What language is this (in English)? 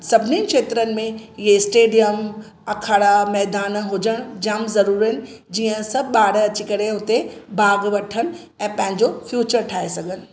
Sindhi